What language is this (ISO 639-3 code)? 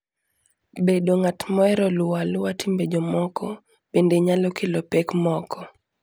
luo